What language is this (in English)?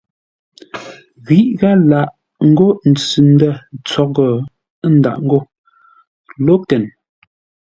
Ngombale